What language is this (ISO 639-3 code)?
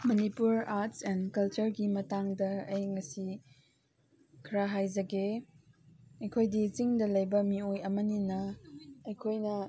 mni